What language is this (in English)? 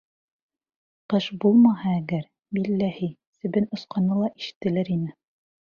Bashkir